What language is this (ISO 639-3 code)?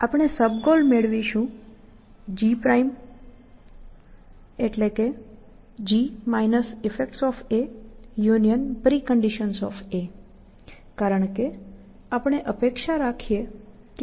guj